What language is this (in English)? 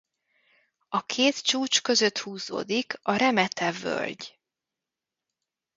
Hungarian